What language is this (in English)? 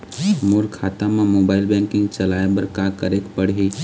Chhattisgarhi